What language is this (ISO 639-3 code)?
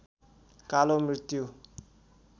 nep